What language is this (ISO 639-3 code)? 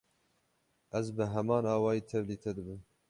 kur